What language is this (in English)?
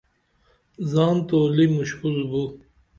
Dameli